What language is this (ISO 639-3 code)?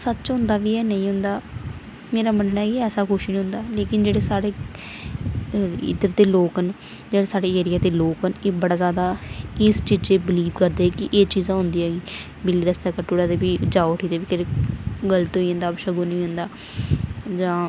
doi